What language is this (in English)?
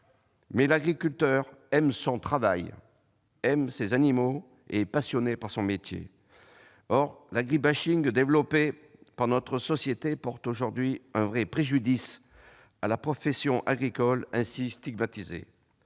French